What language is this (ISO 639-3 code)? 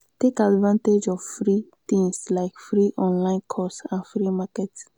pcm